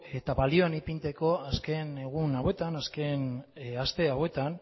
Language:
Basque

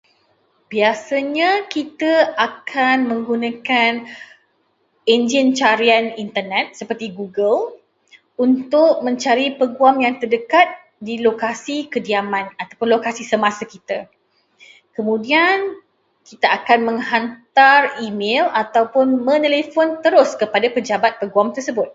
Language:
Malay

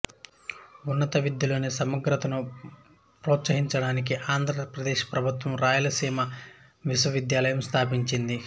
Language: Telugu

